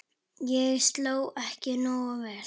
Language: Icelandic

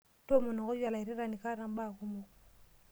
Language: Masai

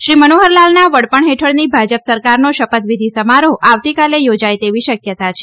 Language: Gujarati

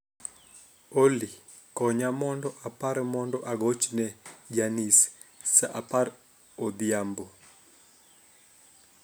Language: Luo (Kenya and Tanzania)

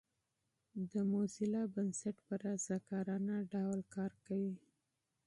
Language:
Pashto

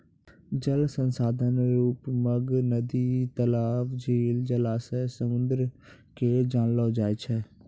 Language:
Maithili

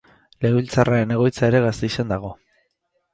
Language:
Basque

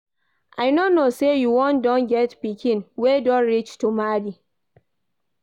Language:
Nigerian Pidgin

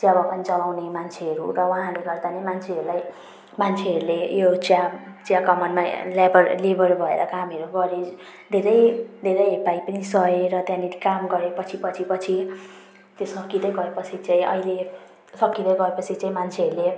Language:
Nepali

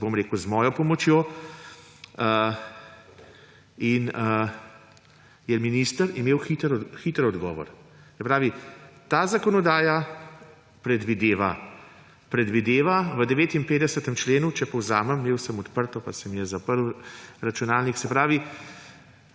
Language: Slovenian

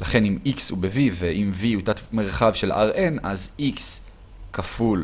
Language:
Hebrew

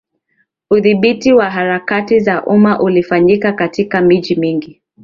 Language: Swahili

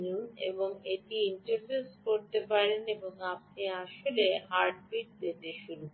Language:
Bangla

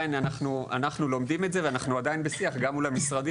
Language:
Hebrew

